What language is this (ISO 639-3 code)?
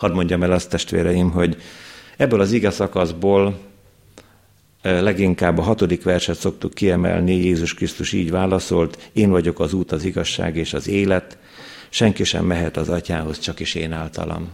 hun